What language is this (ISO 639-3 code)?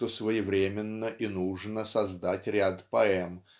rus